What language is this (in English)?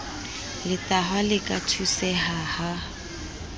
Southern Sotho